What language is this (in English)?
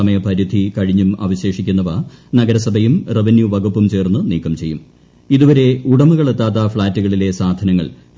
Malayalam